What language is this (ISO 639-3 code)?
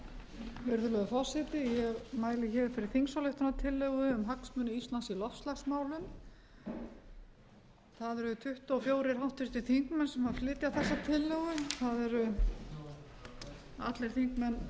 isl